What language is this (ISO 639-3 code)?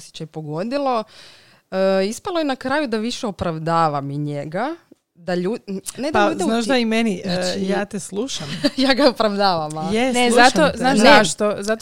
hrv